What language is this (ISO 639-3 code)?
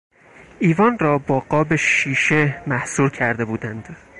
fas